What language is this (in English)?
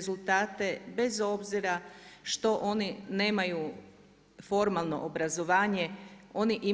Croatian